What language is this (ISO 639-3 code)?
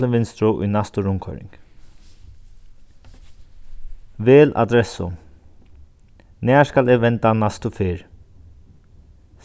fao